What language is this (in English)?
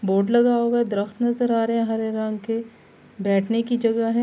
Urdu